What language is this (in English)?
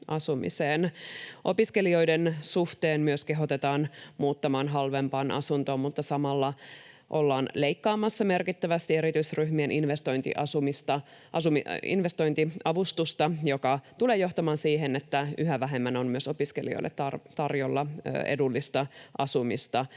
Finnish